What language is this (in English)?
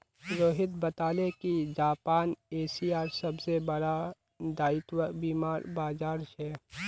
Magahi